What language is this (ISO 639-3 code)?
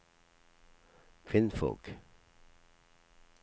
nor